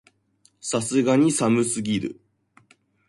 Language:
Japanese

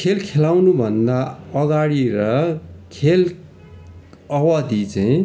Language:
Nepali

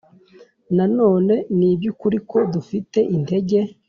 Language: Kinyarwanda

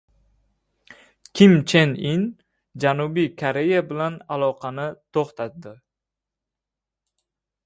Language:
Uzbek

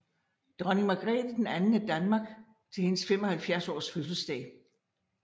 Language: Danish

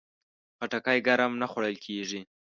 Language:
Pashto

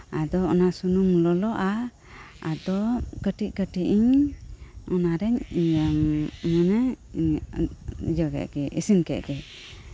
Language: Santali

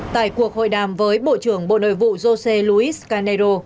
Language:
Vietnamese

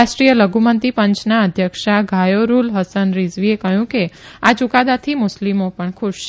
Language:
Gujarati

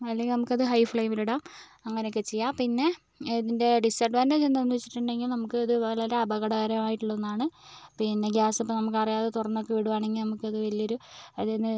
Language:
Malayalam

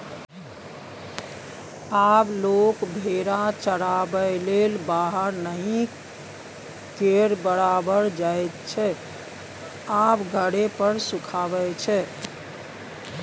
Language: Maithili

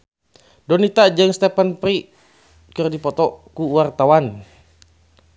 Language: Sundanese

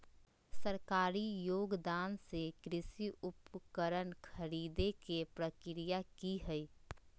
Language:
Magahi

